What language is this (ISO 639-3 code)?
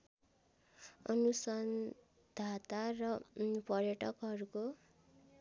nep